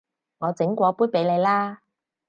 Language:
Cantonese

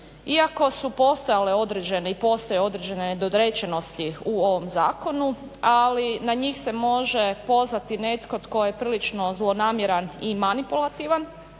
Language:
Croatian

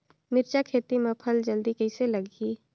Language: Chhattisgarhi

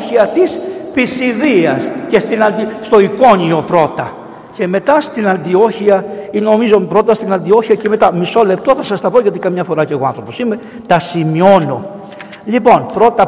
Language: Greek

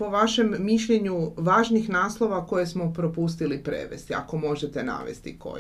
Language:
Croatian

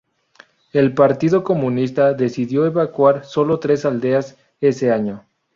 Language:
Spanish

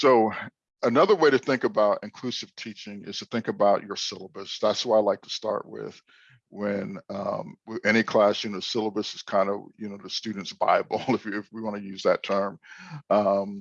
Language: English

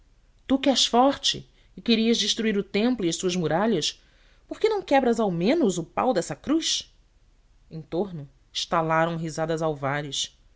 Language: Portuguese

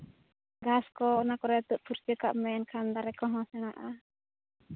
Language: Santali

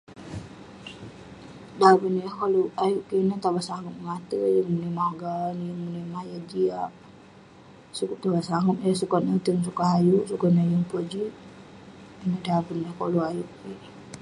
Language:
Western Penan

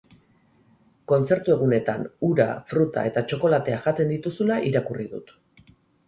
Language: Basque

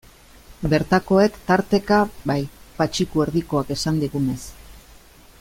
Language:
Basque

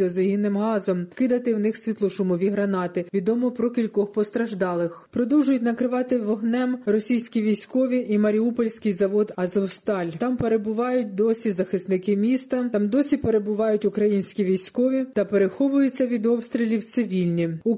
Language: Ukrainian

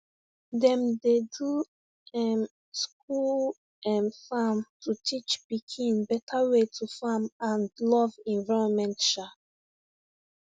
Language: Nigerian Pidgin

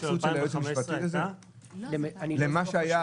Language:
Hebrew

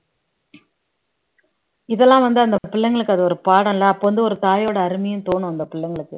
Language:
Tamil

